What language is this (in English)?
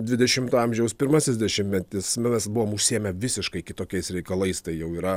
Lithuanian